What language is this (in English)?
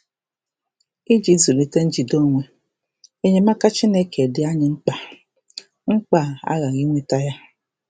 Igbo